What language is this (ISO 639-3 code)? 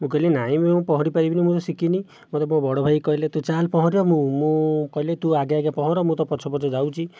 ori